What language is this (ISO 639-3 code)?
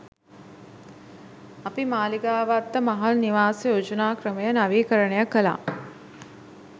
sin